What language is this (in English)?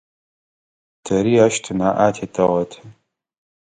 Adyghe